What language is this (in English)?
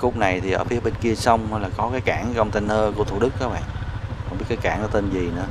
Vietnamese